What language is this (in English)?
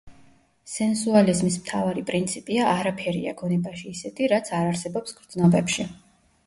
Georgian